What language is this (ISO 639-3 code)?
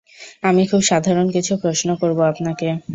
ben